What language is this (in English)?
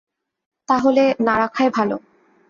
Bangla